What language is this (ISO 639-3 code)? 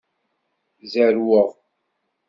kab